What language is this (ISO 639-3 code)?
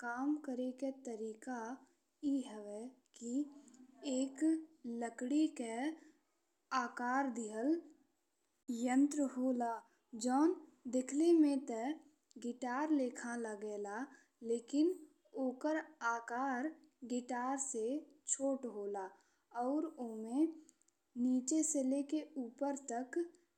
bho